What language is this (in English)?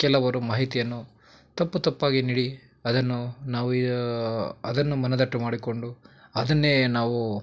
Kannada